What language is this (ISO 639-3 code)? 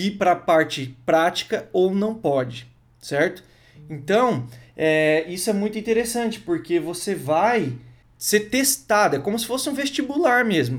por